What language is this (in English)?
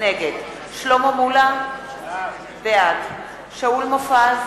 Hebrew